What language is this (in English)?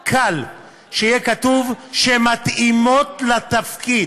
Hebrew